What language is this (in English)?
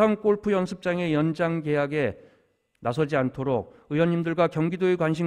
Korean